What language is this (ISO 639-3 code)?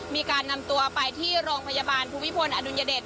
tha